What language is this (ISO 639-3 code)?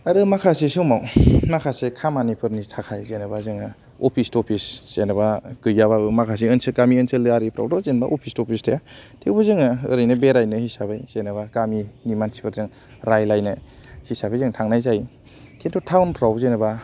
brx